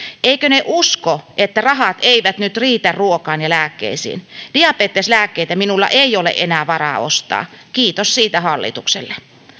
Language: Finnish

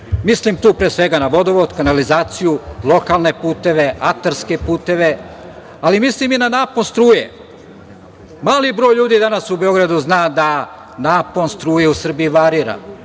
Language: Serbian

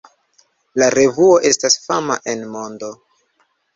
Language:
Esperanto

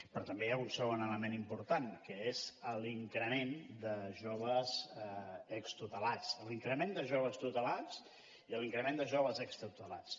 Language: Catalan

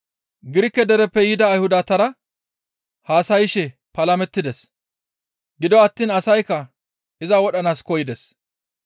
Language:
Gamo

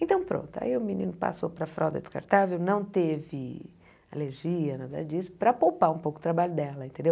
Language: Portuguese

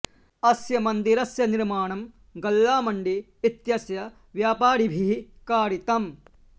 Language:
Sanskrit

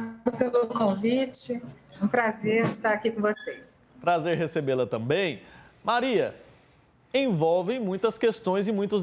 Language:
Portuguese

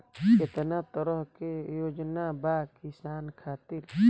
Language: Bhojpuri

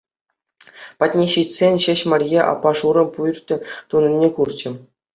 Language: Chuvash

